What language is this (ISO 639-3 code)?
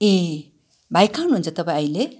nep